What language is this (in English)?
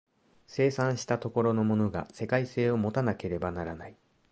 Japanese